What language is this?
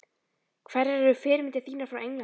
Icelandic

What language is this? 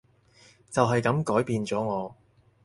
Cantonese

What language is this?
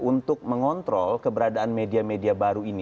Indonesian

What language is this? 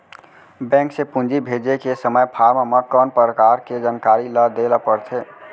Chhattisgarhi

